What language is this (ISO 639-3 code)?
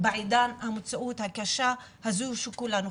heb